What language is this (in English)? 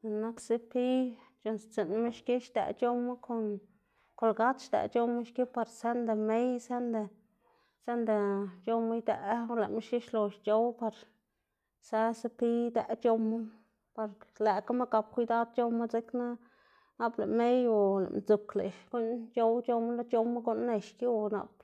Xanaguía Zapotec